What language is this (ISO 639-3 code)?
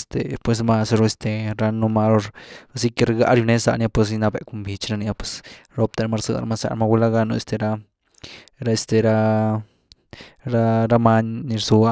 ztu